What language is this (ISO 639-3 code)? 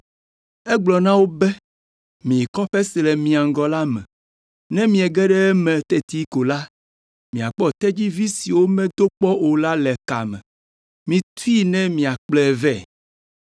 ewe